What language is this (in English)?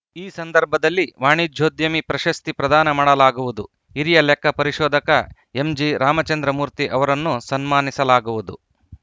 Kannada